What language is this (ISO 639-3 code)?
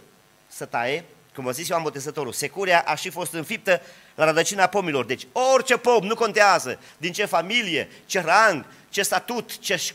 ron